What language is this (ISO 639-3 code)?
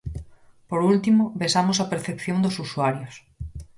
glg